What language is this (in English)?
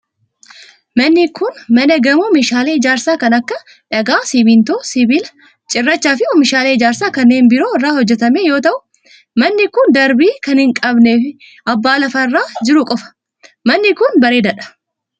Oromo